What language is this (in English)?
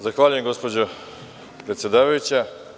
Serbian